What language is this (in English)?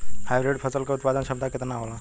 Bhojpuri